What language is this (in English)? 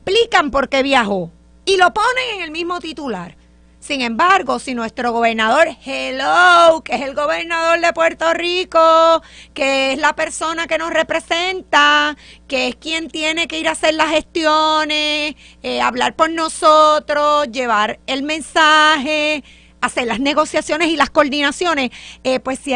Spanish